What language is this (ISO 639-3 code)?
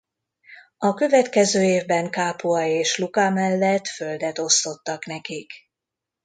hun